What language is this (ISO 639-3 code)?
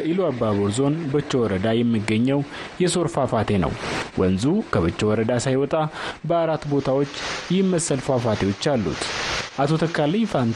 amh